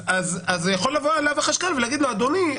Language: Hebrew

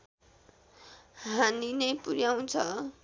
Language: Nepali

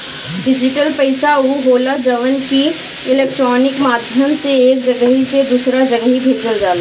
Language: Bhojpuri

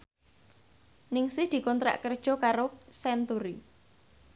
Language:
Javanese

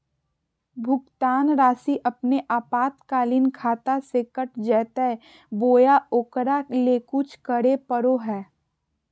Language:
Magahi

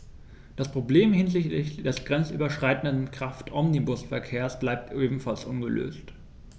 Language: German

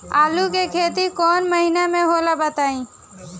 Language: Bhojpuri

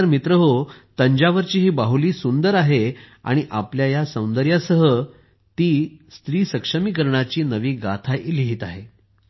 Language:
Marathi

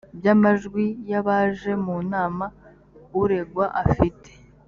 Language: Kinyarwanda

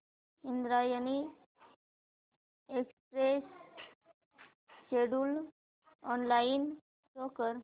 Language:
Marathi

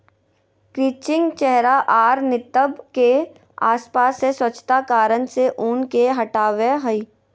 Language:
Magahi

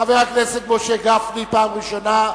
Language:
Hebrew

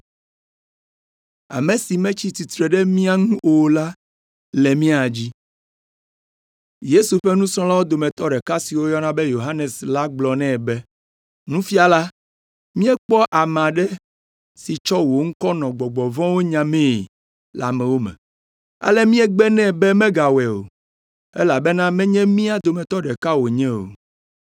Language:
Ewe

